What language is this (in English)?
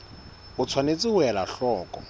Southern Sotho